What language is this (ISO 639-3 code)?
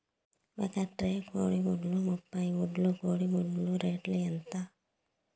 tel